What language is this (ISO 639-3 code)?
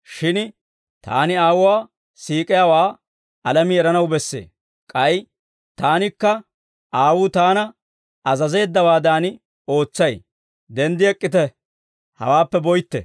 dwr